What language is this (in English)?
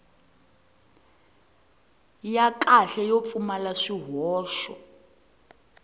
Tsonga